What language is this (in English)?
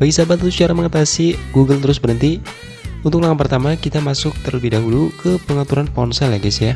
Indonesian